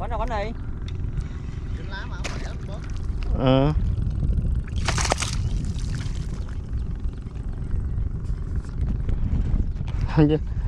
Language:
Vietnamese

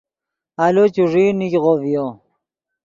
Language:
Yidgha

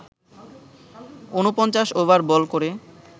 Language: Bangla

